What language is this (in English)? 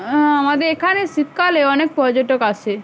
Bangla